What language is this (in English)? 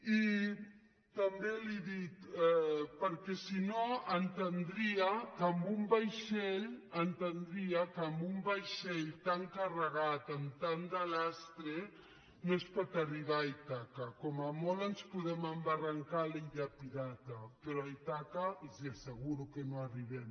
Catalan